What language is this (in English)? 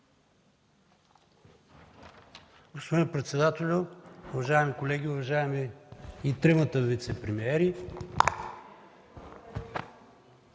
Bulgarian